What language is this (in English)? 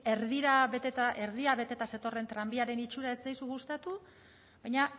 Basque